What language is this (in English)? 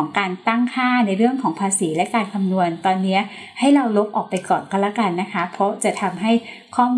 Thai